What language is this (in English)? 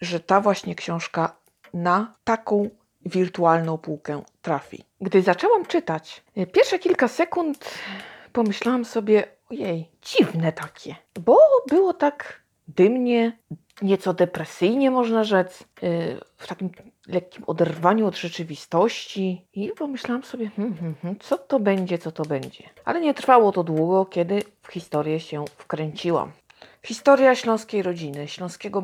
Polish